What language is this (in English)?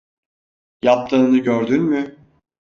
Turkish